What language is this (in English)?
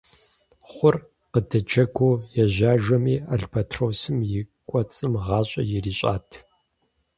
Kabardian